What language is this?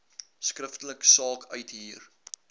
Afrikaans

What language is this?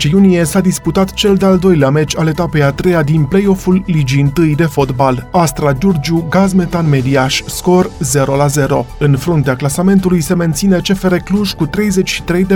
Romanian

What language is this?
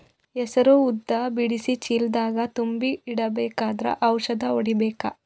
Kannada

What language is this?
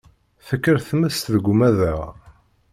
Kabyle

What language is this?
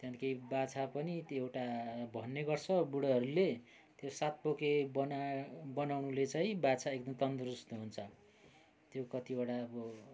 Nepali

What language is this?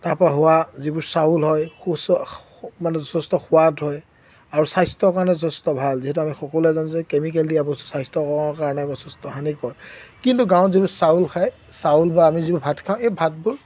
Assamese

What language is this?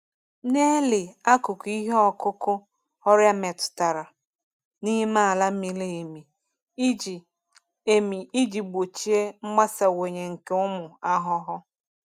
Igbo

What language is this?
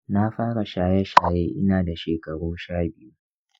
Hausa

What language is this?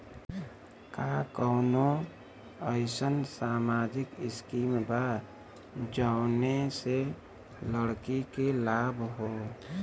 Bhojpuri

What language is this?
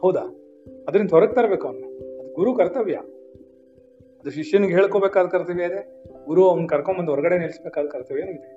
Kannada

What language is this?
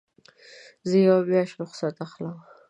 Pashto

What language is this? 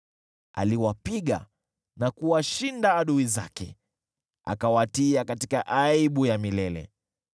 Swahili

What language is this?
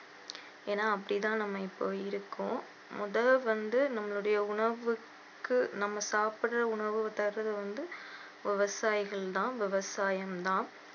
Tamil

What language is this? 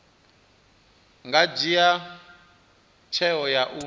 Venda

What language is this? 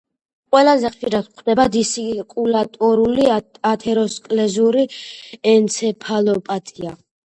Georgian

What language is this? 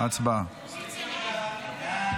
Hebrew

